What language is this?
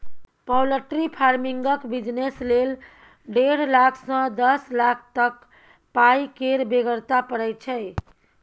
Maithili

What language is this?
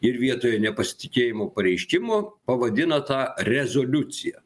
Lithuanian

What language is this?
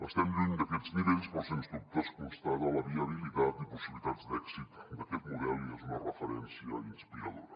Catalan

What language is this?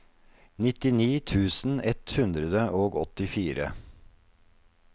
Norwegian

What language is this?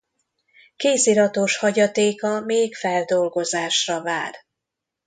Hungarian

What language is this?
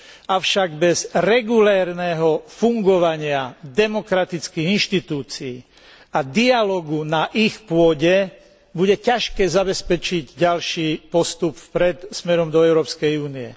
Slovak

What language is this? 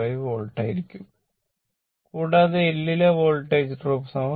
Malayalam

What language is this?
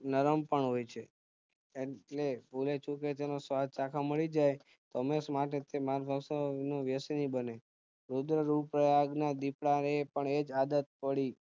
Gujarati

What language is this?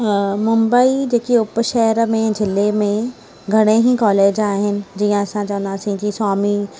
Sindhi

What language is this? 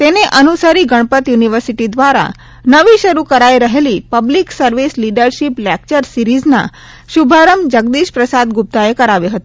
Gujarati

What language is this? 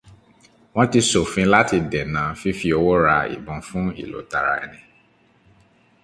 Yoruba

